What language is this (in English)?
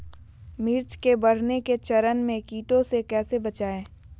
Magahi